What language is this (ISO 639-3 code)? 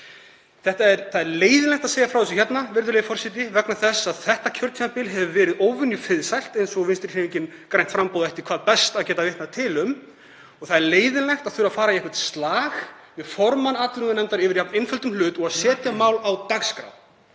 isl